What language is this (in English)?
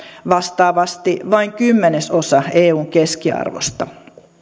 Finnish